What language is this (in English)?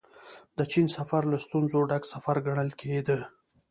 Pashto